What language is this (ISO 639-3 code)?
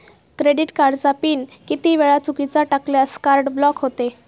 mar